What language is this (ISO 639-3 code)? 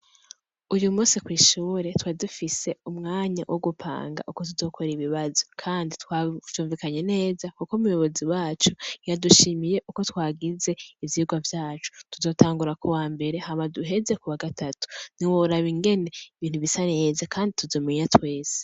run